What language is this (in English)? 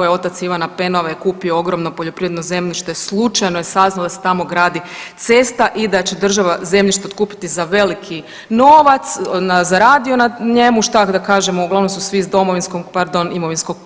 Croatian